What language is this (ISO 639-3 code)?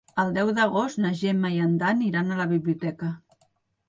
cat